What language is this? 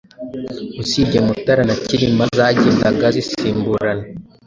Kinyarwanda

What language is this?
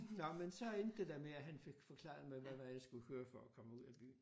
Danish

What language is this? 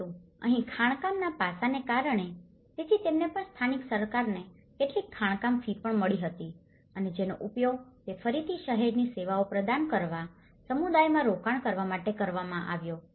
Gujarati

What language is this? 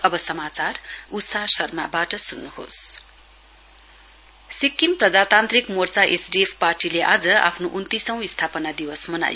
Nepali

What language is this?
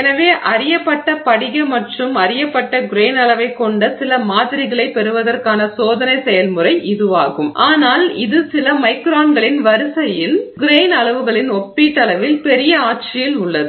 Tamil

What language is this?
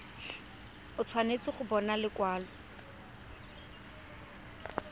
Tswana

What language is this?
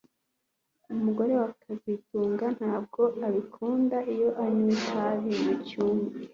Kinyarwanda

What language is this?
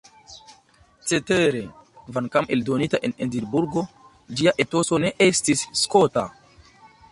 Esperanto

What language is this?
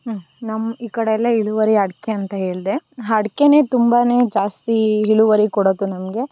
Kannada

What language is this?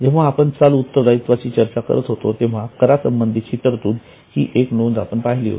Marathi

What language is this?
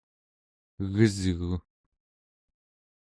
Central Yupik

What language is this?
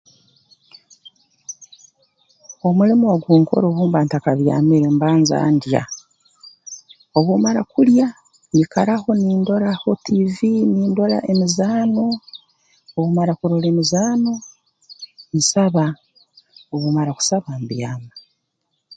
Tooro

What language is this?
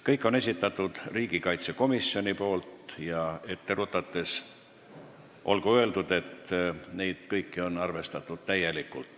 Estonian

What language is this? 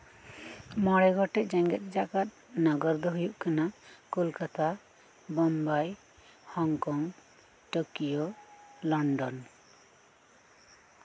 Santali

